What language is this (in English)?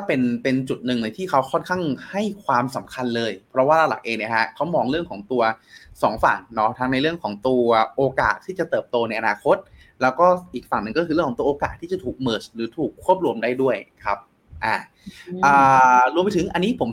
Thai